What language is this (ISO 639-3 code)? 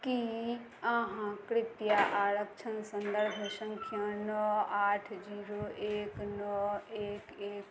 mai